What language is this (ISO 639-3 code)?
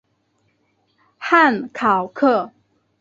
zho